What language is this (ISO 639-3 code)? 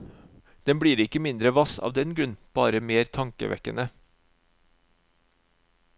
nor